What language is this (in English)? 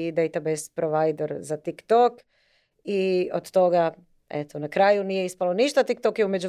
Croatian